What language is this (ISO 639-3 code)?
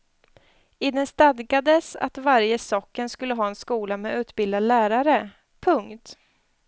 swe